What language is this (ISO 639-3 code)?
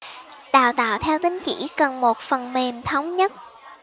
vie